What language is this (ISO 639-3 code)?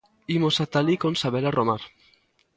glg